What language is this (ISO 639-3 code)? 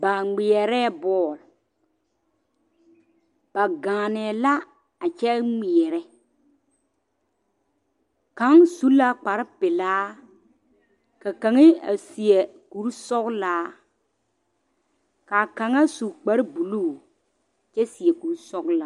dga